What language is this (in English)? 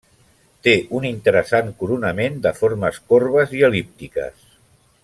Catalan